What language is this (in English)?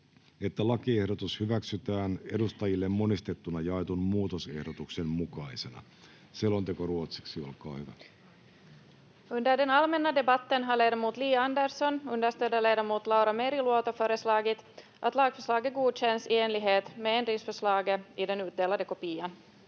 Finnish